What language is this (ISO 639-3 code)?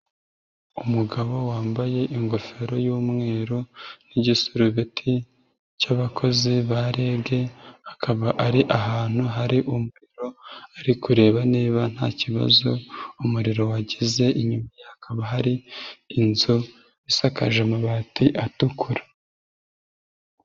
kin